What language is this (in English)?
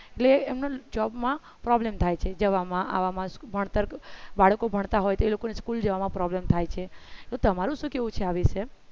Gujarati